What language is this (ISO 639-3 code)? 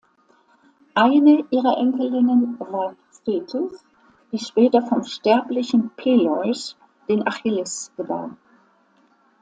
deu